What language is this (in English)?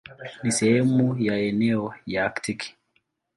Swahili